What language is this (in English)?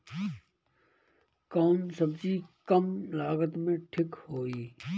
Bhojpuri